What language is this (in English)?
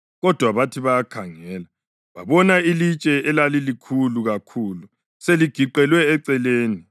North Ndebele